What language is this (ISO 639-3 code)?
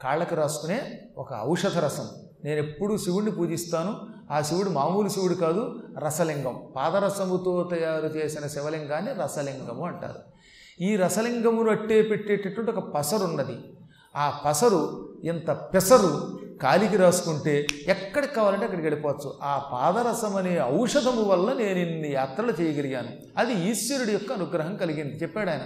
tel